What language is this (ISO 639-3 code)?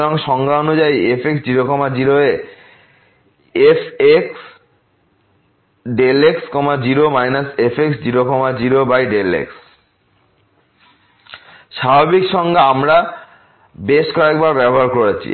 ben